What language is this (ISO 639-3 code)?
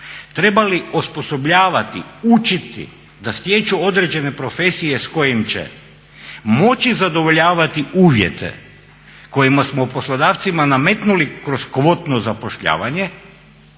hrv